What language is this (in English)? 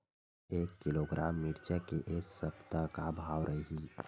Chhattisgarhi